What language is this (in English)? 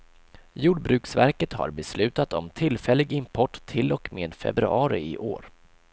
Swedish